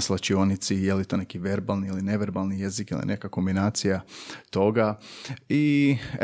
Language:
Croatian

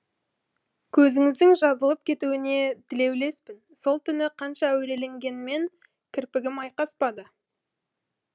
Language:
Kazakh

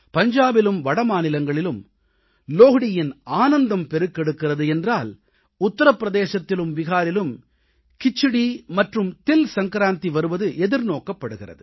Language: Tamil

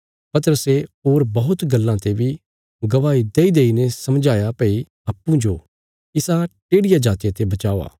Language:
Bilaspuri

